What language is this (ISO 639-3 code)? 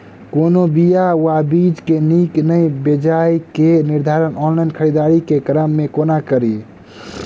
mai